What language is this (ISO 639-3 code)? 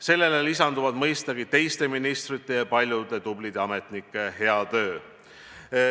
est